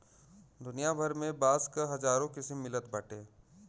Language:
Bhojpuri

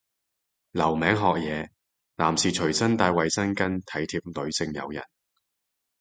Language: Cantonese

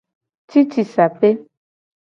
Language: Gen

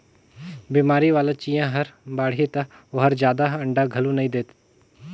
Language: Chhattisgarhi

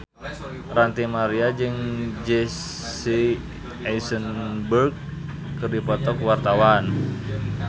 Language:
Sundanese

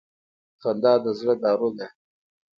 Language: Pashto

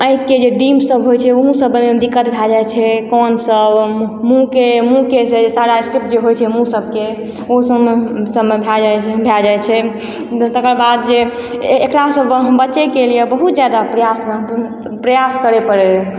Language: Maithili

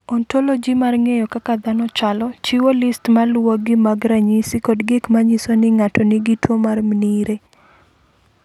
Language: Luo (Kenya and Tanzania)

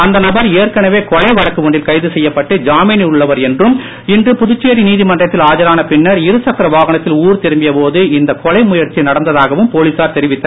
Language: Tamil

